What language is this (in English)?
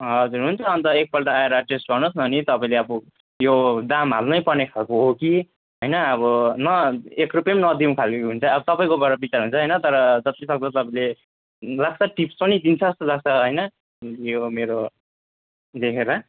Nepali